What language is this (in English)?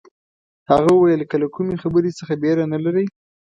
Pashto